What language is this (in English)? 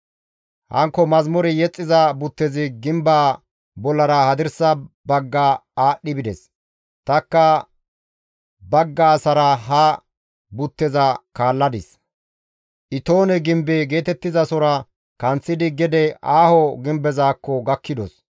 Gamo